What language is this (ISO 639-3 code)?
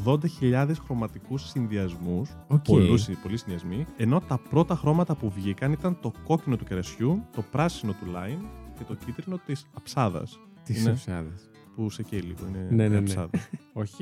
ell